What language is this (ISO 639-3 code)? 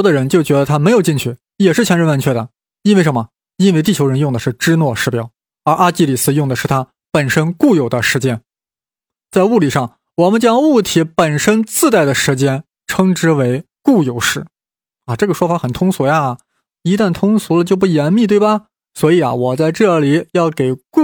zho